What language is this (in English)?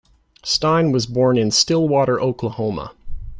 English